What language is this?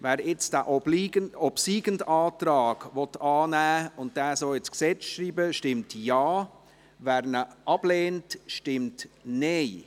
Swiss German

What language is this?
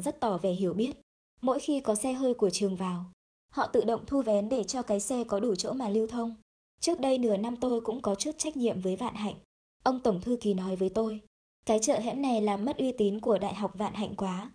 Vietnamese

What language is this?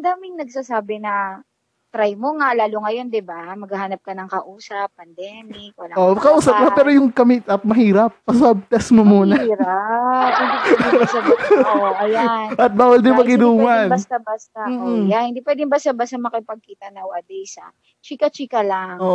Filipino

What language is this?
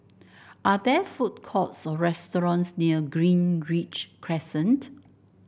English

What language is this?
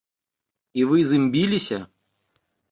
Belarusian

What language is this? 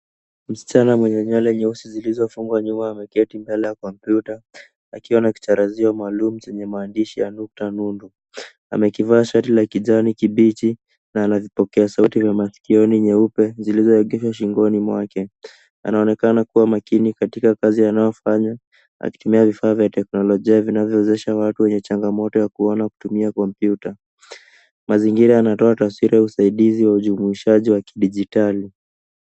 Swahili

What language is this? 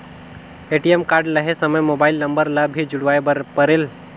Chhattisgarhi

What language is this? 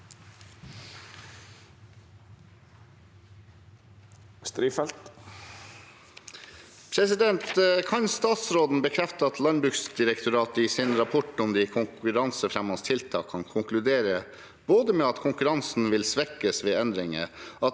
Norwegian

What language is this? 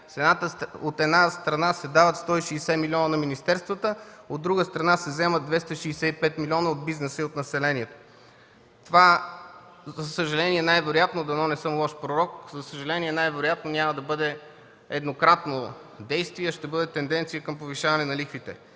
Bulgarian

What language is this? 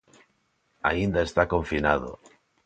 Galician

